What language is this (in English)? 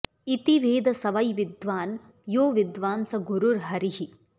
Sanskrit